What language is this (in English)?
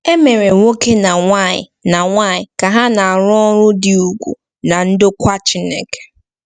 Igbo